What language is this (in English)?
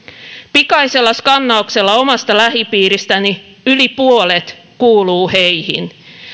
Finnish